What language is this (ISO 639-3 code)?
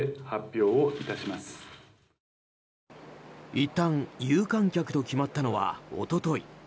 jpn